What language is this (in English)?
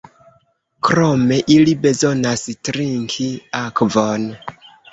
Esperanto